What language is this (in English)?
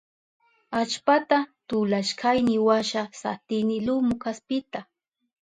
Southern Pastaza Quechua